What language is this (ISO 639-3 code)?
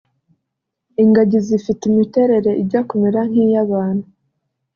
kin